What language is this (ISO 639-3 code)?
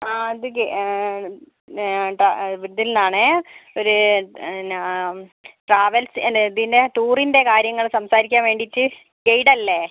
mal